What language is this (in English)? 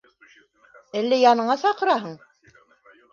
Bashkir